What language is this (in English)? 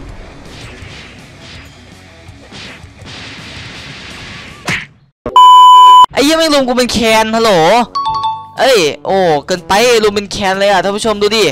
Thai